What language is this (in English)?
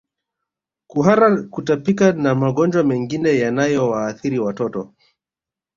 Swahili